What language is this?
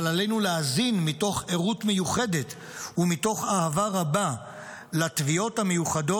Hebrew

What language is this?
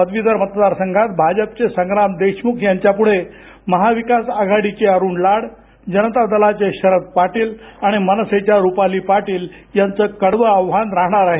Marathi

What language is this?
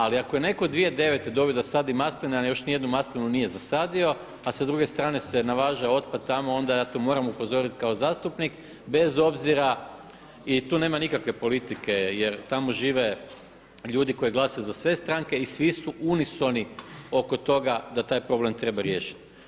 Croatian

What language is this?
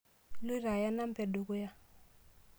Masai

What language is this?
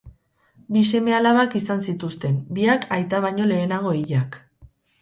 Basque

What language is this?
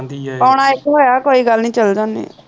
Punjabi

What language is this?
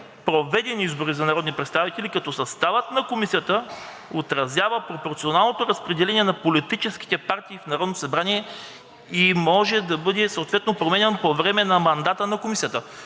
Bulgarian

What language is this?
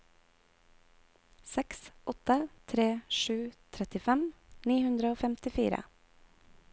Norwegian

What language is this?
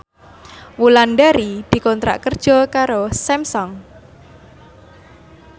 Javanese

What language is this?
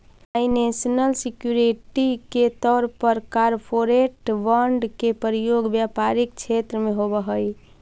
Magahi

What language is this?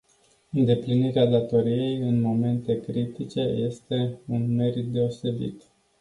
Romanian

